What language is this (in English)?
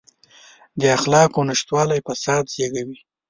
Pashto